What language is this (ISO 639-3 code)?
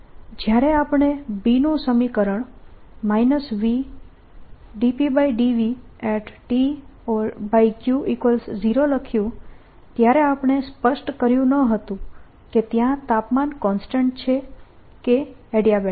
guj